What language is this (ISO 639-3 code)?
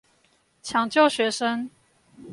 zho